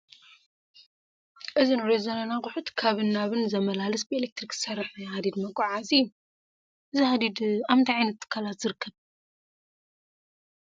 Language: Tigrinya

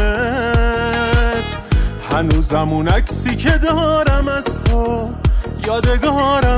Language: Persian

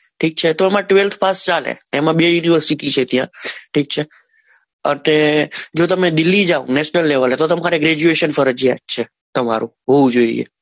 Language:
Gujarati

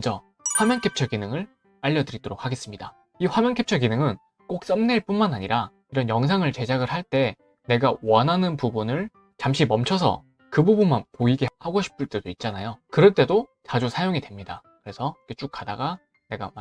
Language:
Korean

